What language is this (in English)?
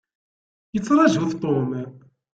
Kabyle